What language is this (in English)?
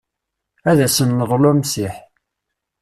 Kabyle